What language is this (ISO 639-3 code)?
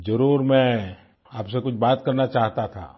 hin